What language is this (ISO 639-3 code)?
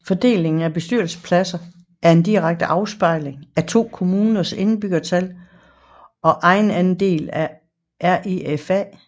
dan